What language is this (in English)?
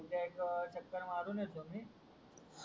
Marathi